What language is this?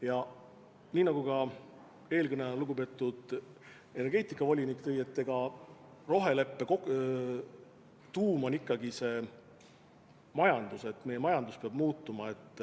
Estonian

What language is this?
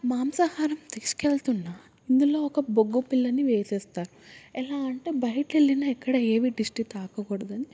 Telugu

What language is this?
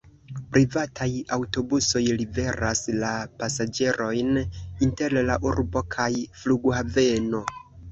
Esperanto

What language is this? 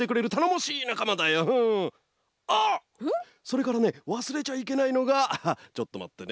Japanese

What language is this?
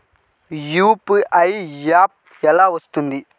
Telugu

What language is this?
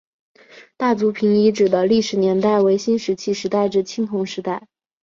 Chinese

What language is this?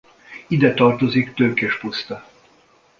Hungarian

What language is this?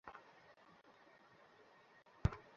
Bangla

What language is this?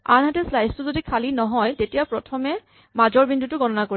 Assamese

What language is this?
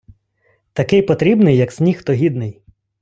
Ukrainian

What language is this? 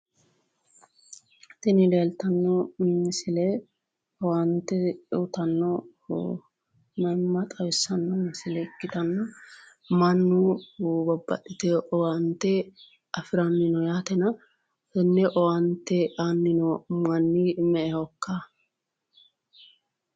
Sidamo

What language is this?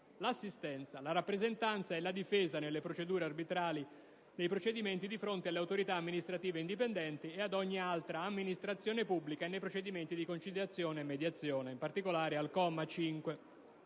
Italian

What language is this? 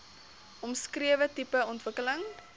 Afrikaans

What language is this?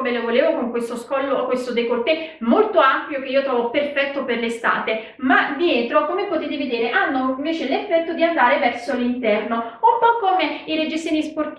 Italian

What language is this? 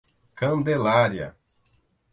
Portuguese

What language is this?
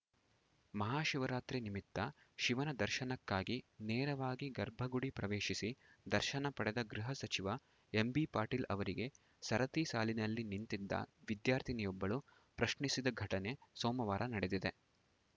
Kannada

